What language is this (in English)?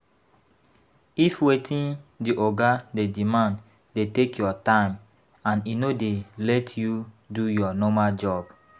Nigerian Pidgin